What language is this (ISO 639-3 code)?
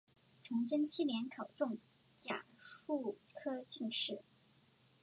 zho